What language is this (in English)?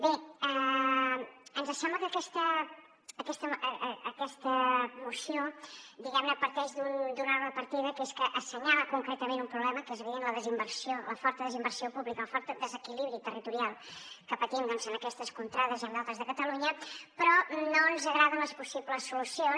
Catalan